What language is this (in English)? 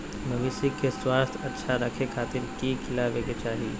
Magahi